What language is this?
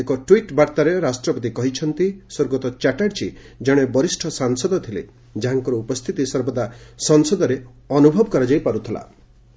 Odia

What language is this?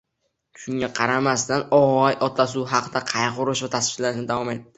Uzbek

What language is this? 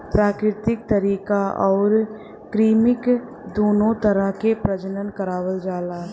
Bhojpuri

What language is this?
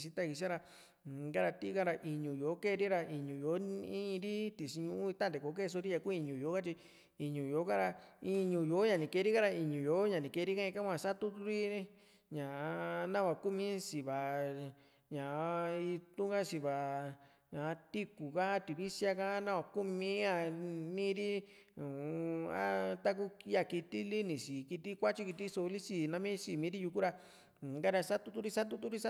Juxtlahuaca Mixtec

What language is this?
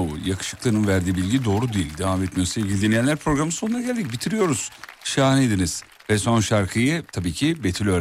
Turkish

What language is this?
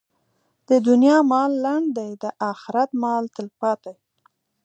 Pashto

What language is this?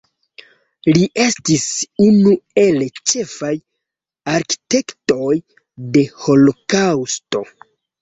Esperanto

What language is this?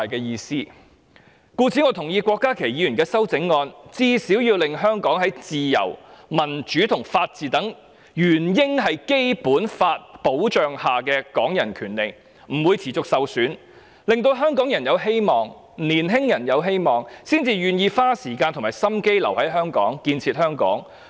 Cantonese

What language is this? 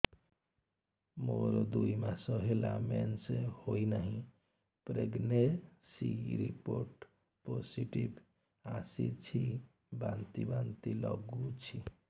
Odia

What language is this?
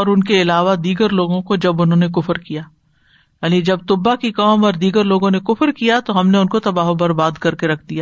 Urdu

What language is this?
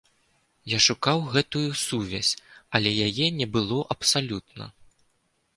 Belarusian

